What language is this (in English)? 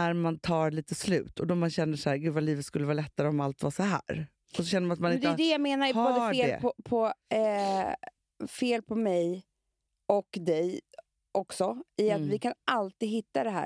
Swedish